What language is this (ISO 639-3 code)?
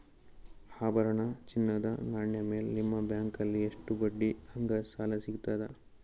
kan